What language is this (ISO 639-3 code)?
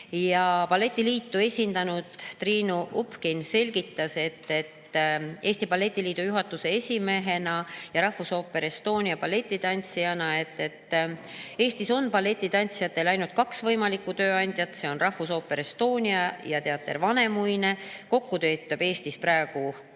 est